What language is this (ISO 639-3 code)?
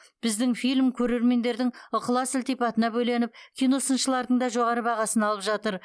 kaz